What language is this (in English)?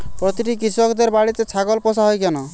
Bangla